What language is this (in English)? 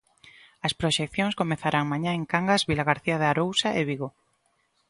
Galician